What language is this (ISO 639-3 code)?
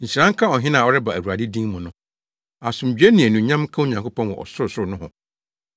aka